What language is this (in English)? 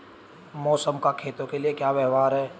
Hindi